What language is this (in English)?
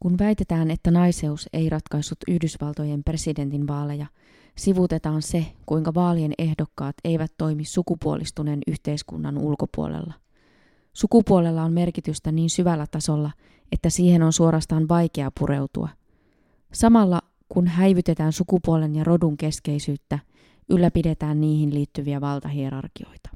Finnish